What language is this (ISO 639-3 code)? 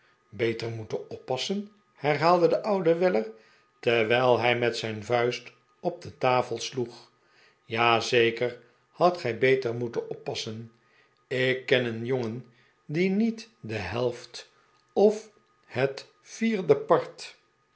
nld